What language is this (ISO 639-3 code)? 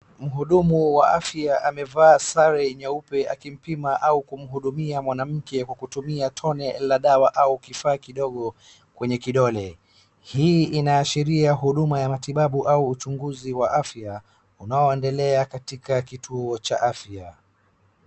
swa